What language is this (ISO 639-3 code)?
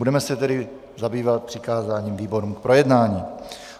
ces